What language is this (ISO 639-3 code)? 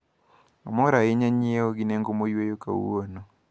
luo